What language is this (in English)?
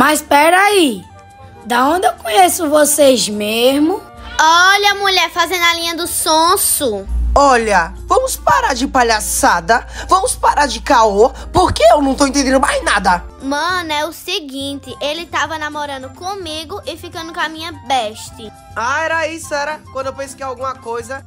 Portuguese